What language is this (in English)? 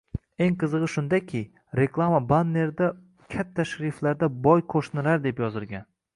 Uzbek